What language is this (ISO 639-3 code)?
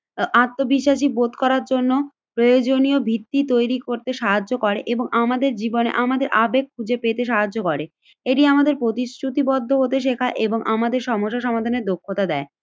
ben